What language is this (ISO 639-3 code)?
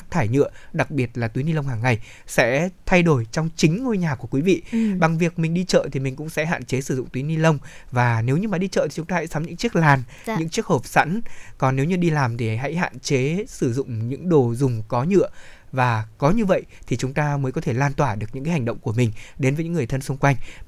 vie